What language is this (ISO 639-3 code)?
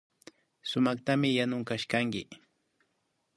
qvi